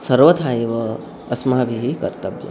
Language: Sanskrit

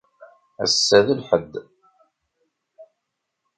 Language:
Kabyle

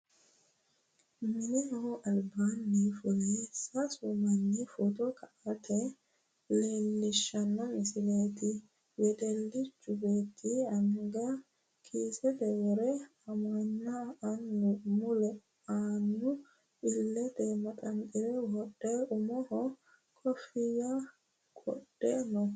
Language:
Sidamo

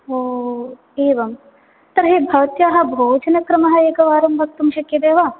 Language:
Sanskrit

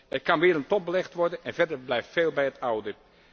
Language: Dutch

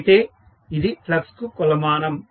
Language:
Telugu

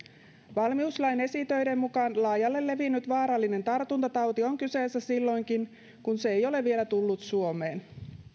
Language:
Finnish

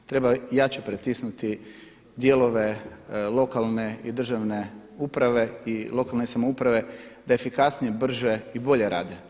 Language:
Croatian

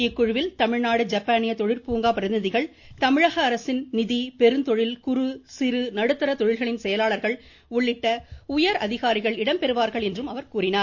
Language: Tamil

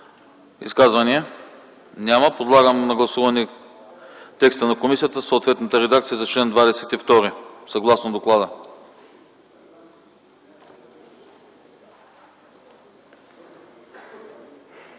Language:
Bulgarian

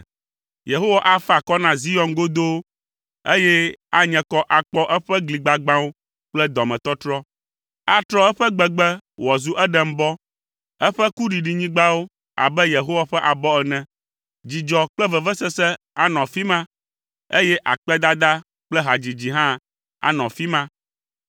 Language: Ewe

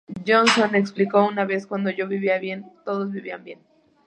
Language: Spanish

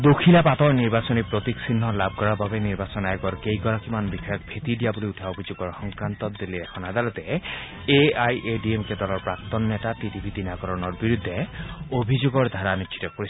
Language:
Assamese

